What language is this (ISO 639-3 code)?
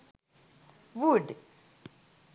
sin